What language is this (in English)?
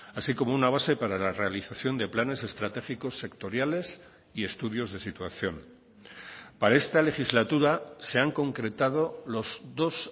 Spanish